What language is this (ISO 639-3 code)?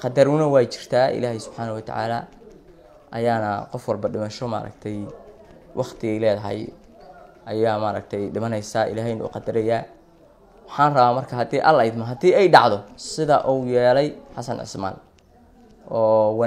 ara